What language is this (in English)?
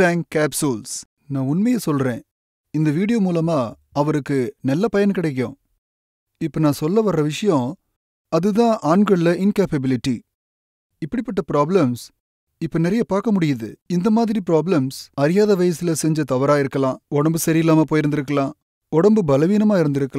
Romanian